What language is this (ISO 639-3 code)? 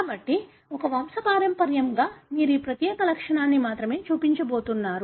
tel